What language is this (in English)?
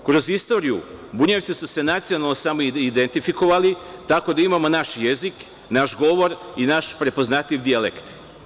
Serbian